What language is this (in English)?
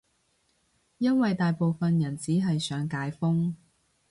Cantonese